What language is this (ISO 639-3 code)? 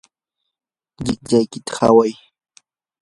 qur